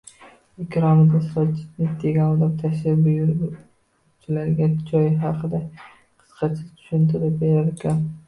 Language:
Uzbek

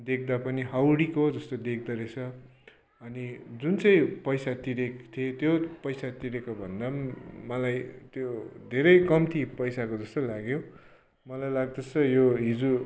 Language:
Nepali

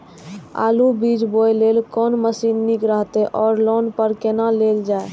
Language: Maithili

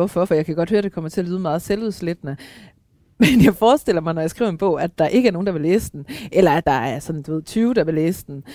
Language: Danish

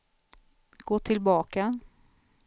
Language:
Swedish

